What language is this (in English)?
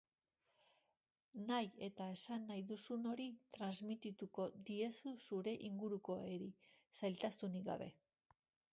Basque